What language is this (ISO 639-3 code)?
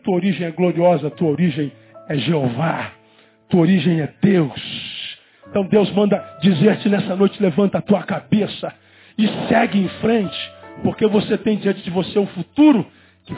por